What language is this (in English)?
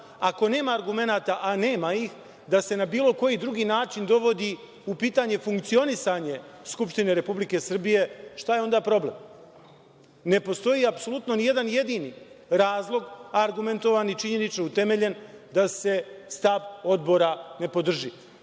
Serbian